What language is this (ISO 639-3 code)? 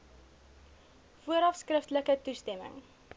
afr